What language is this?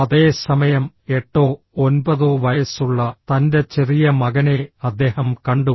Malayalam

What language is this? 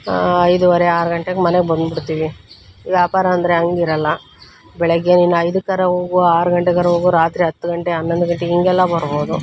Kannada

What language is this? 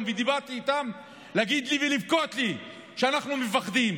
Hebrew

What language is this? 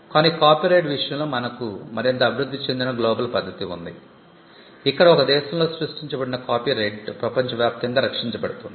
Telugu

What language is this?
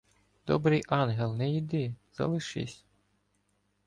Ukrainian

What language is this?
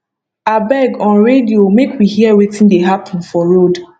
Nigerian Pidgin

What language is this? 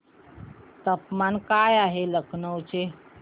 Marathi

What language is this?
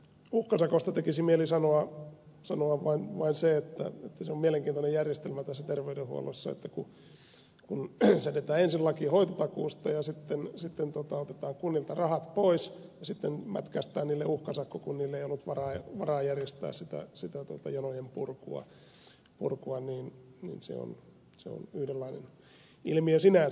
Finnish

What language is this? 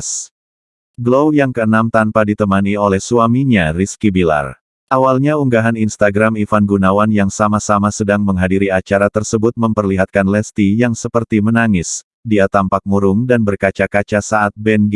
Indonesian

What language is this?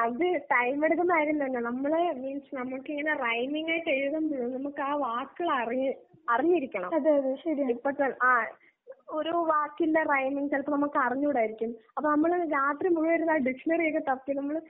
Malayalam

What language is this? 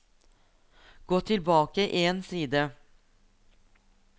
Norwegian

